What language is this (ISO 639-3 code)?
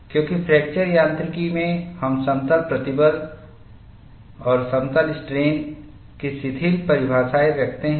hin